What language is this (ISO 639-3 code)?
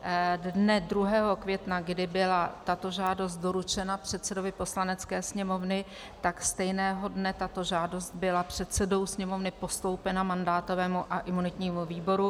ces